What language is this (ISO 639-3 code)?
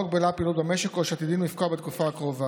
heb